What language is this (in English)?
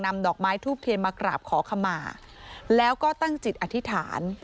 Thai